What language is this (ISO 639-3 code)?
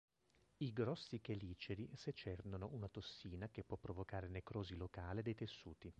ita